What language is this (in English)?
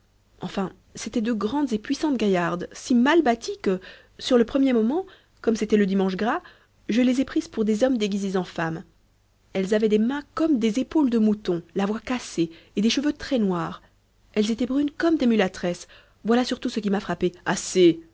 French